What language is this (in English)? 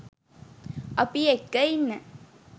Sinhala